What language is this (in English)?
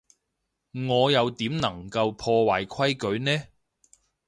Cantonese